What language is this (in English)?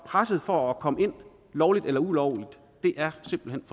Danish